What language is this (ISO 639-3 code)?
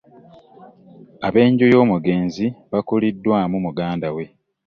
lug